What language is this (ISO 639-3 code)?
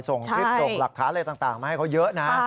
tha